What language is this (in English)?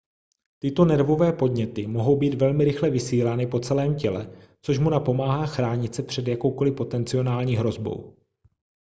Czech